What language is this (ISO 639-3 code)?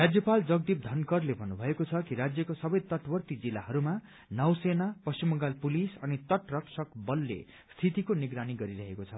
nep